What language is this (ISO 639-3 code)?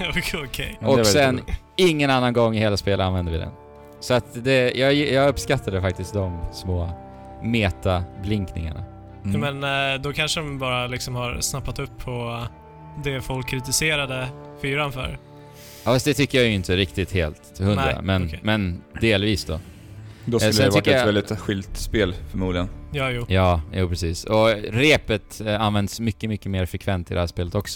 swe